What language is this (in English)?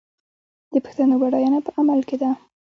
Pashto